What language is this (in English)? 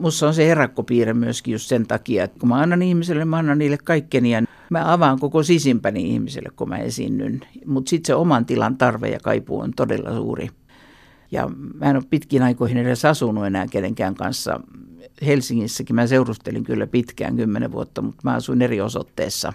Finnish